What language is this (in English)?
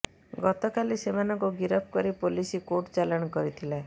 Odia